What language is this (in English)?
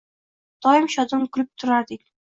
Uzbek